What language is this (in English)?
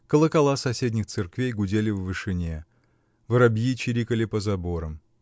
Russian